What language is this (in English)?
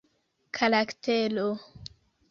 Esperanto